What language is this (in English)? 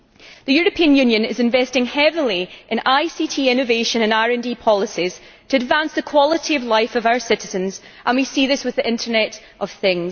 English